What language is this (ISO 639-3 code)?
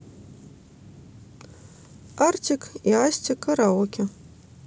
rus